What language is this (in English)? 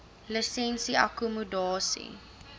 Afrikaans